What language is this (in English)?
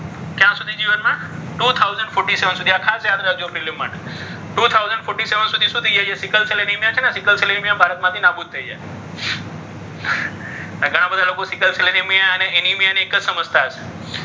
Gujarati